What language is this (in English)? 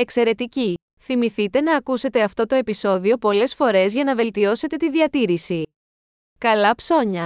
Greek